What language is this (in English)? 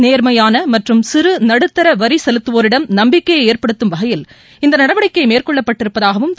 Tamil